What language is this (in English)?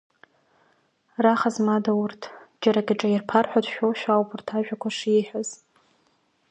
Abkhazian